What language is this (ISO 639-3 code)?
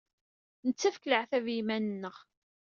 kab